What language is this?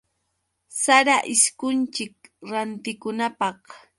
Yauyos Quechua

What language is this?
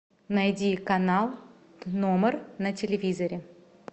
Russian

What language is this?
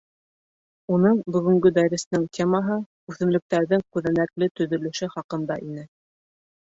Bashkir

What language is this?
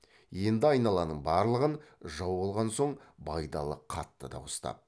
Kazakh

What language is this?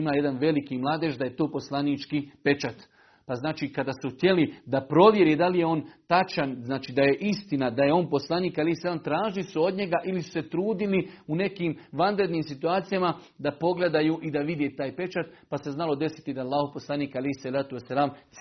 Croatian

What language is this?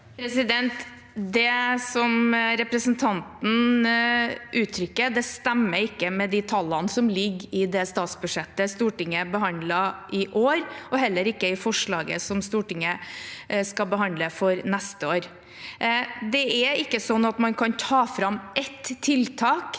Norwegian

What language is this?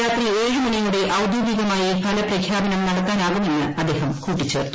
Malayalam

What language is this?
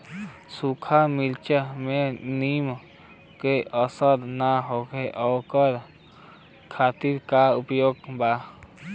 Bhojpuri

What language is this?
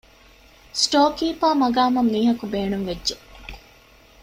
Divehi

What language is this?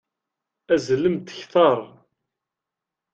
Kabyle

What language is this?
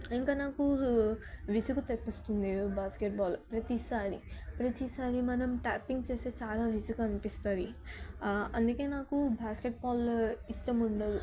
Telugu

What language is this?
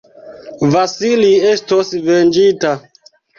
Esperanto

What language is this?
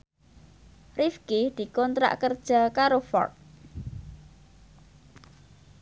Javanese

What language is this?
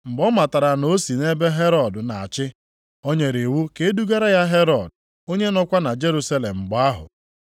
Igbo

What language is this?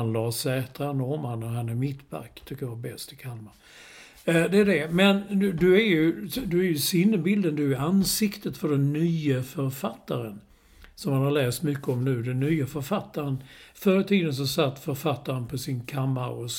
Swedish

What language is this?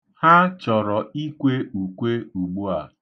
Igbo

